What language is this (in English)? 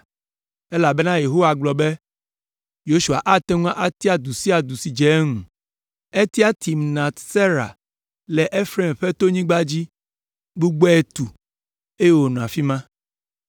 Ewe